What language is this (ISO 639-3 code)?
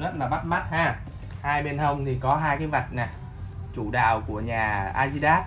vie